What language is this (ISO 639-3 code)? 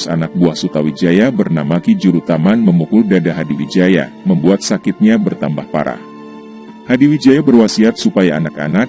ind